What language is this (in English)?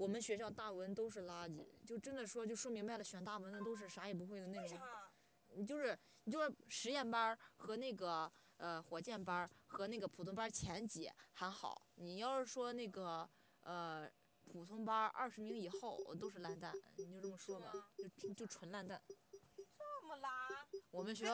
Chinese